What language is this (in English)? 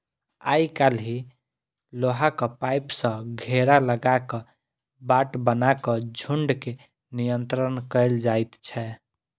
Maithili